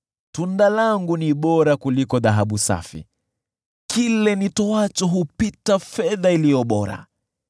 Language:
Swahili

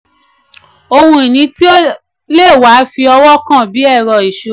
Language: Yoruba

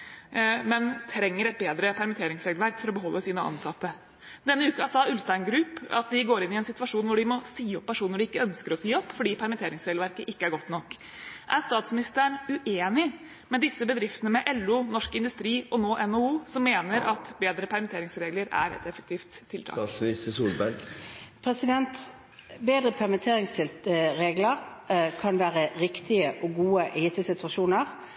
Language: Norwegian Bokmål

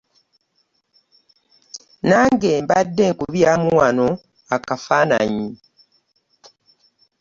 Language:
Ganda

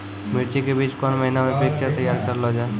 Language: Maithili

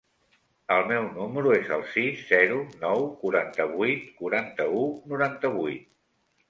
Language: Catalan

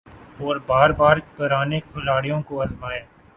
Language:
Urdu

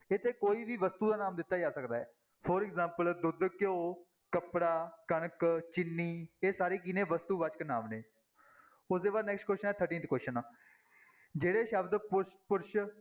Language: Punjabi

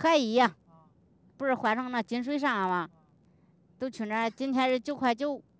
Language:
Chinese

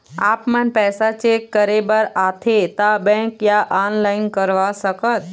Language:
Chhattisgarhi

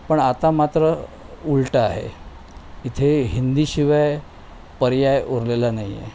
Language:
Marathi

